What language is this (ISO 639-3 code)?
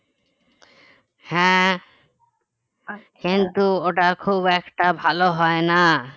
ben